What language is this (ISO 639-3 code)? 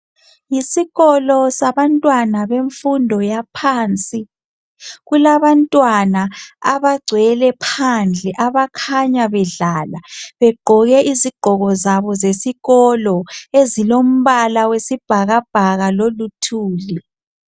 nde